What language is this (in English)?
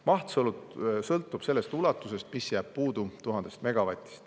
Estonian